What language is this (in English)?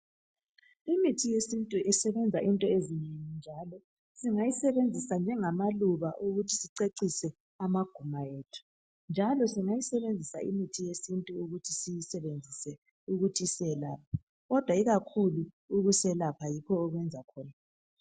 North Ndebele